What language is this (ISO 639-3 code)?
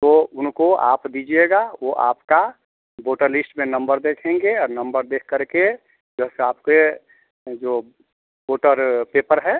hin